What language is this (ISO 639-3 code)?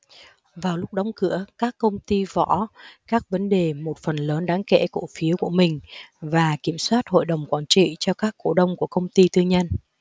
vie